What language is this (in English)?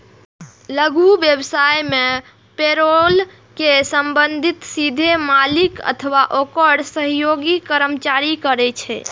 Maithili